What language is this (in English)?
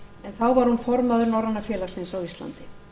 Icelandic